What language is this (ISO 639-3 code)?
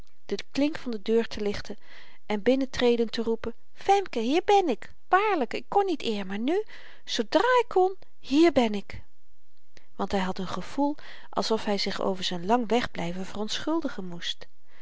nld